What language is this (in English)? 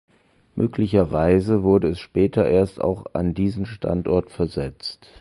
German